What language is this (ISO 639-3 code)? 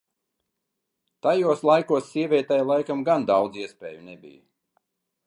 lav